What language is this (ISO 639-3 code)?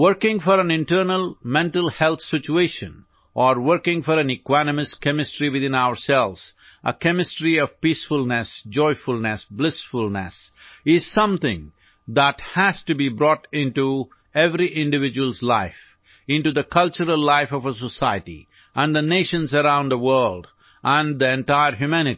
eng